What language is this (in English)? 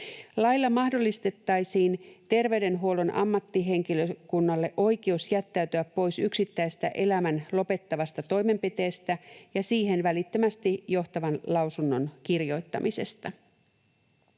Finnish